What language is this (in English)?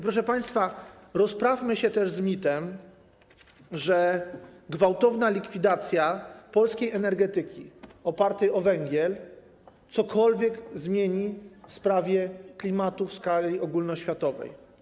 Polish